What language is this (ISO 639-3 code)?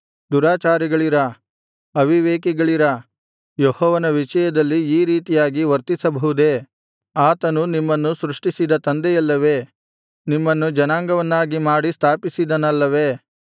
kan